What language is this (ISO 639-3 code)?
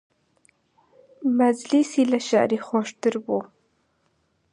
ckb